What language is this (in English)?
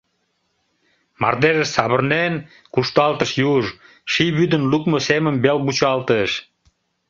Mari